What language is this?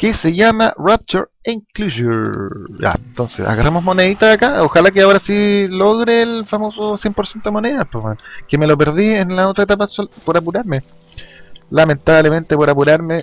Spanish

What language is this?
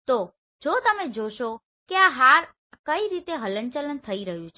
Gujarati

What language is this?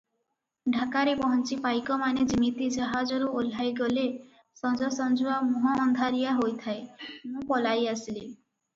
Odia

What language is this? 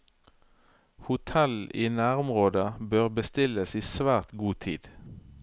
Norwegian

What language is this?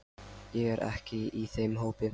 Icelandic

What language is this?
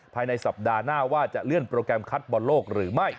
Thai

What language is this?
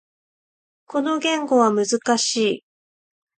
Japanese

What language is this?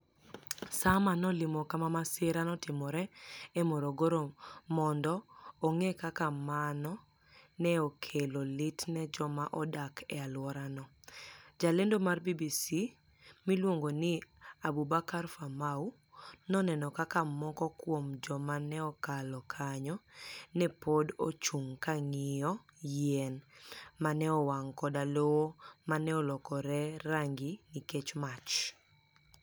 Luo (Kenya and Tanzania)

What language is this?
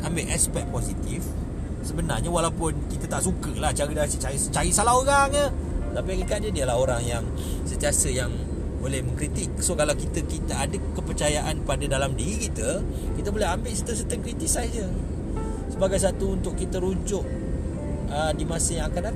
Malay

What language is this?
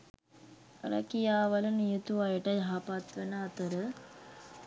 Sinhala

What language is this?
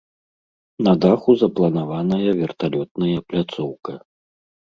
Belarusian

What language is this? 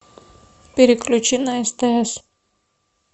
Russian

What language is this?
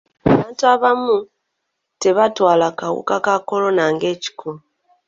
Ganda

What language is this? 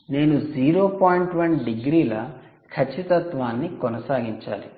Telugu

